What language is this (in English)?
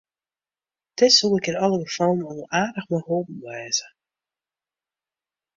Western Frisian